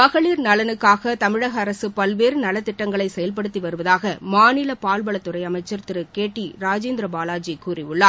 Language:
Tamil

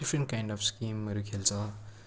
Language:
Nepali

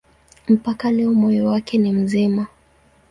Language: Swahili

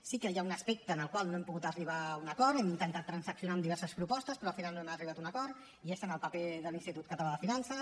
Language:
Catalan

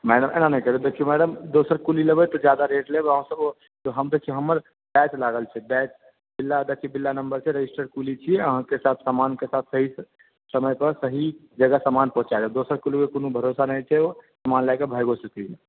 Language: Maithili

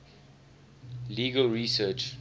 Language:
English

